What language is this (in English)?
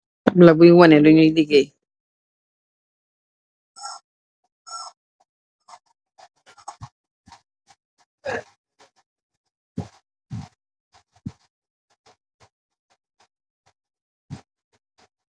Wolof